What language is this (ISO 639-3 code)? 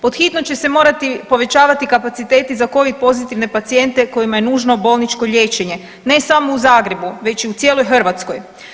hrv